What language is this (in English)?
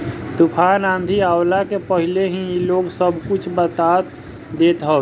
Bhojpuri